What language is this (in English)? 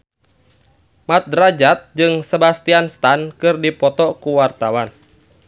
Sundanese